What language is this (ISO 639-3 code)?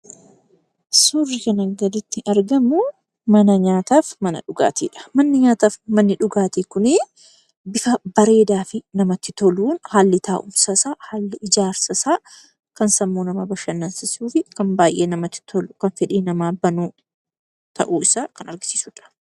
orm